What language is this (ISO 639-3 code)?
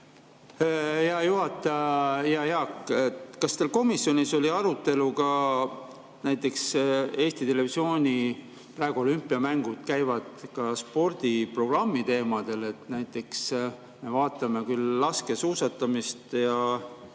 est